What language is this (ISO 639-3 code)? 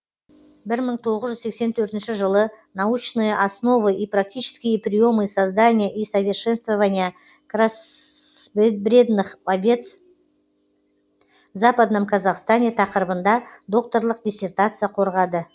kaz